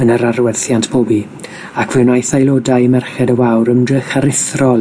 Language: Welsh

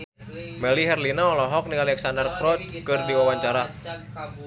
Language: Sundanese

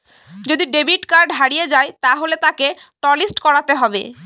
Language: Bangla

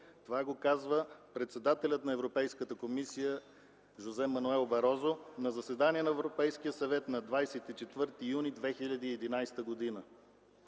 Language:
Bulgarian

